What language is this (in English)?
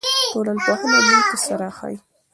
Pashto